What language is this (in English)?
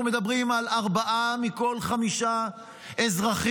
Hebrew